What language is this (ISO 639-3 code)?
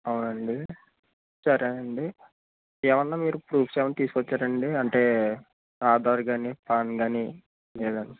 tel